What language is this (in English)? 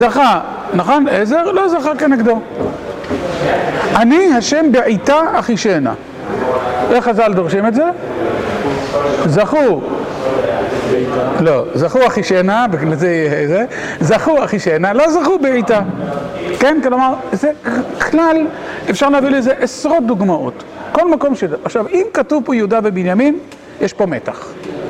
Hebrew